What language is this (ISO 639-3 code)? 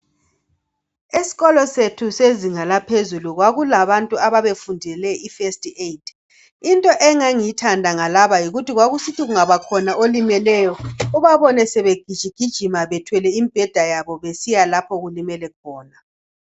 nde